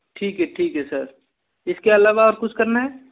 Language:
Hindi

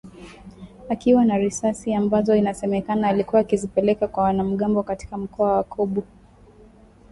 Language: Swahili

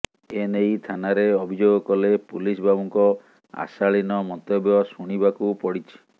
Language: Odia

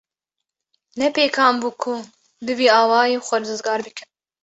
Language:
Kurdish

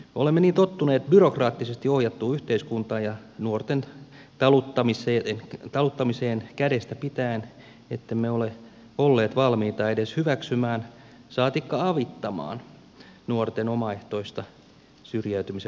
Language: Finnish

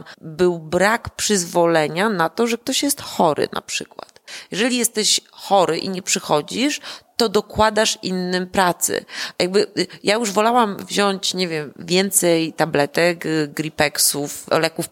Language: Polish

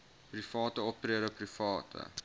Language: Afrikaans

